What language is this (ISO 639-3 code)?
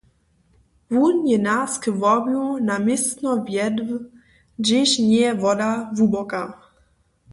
hsb